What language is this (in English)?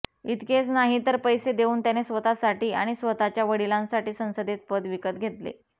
Marathi